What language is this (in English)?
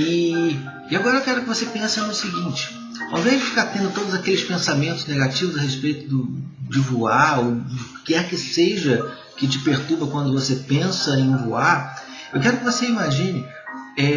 Portuguese